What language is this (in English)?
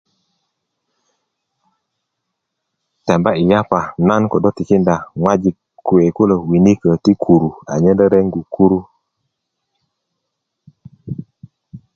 Kuku